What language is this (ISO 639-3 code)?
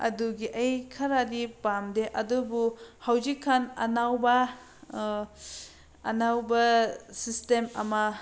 mni